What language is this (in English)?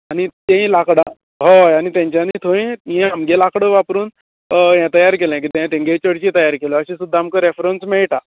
Konkani